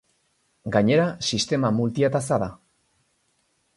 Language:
Basque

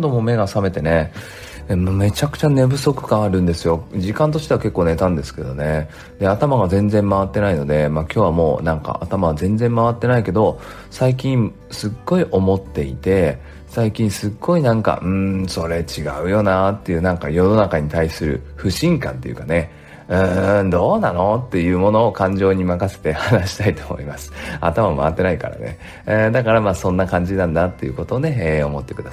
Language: Japanese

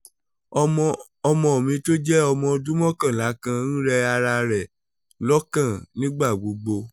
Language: Yoruba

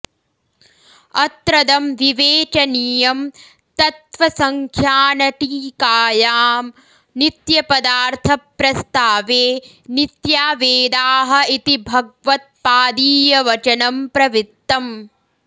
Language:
Sanskrit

